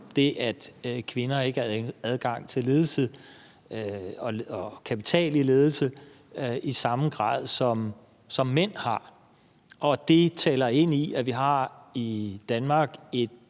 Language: Danish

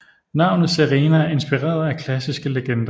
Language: Danish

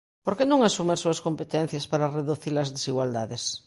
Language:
Galician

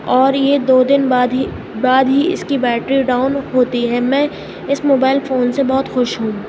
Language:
Urdu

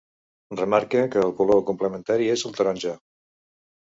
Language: Catalan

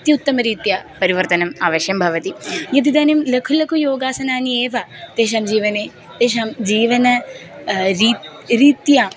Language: Sanskrit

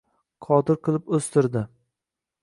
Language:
Uzbek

